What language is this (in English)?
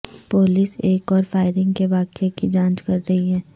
Urdu